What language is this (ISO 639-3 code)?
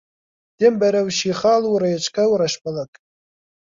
ckb